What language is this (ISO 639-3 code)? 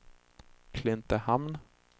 swe